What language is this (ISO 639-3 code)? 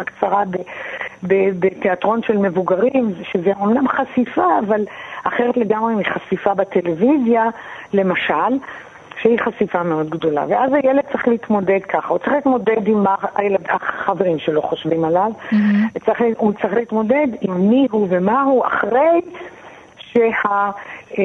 heb